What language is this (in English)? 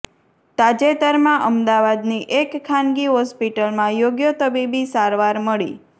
Gujarati